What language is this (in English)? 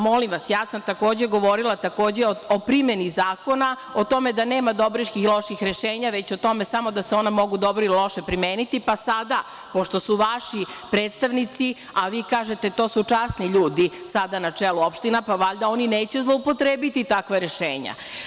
Serbian